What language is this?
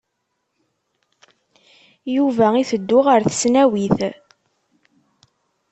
Kabyle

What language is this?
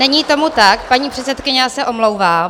Czech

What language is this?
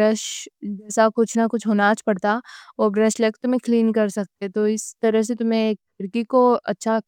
Deccan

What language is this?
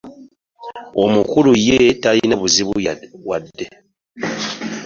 Ganda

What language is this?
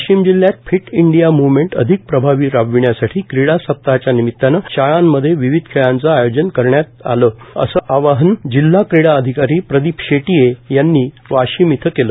Marathi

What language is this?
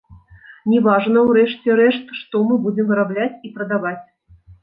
Belarusian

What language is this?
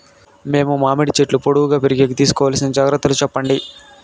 Telugu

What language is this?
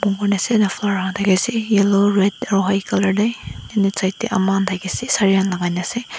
Naga Pidgin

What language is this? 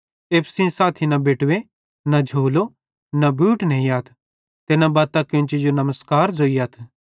Bhadrawahi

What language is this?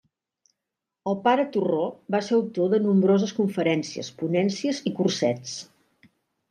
Catalan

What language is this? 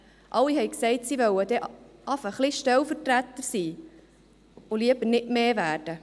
Swiss German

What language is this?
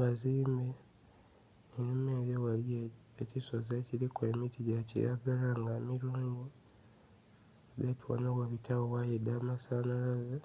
Soga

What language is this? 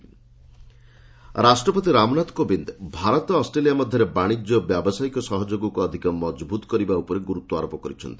Odia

